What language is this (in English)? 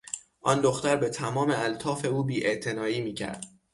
Persian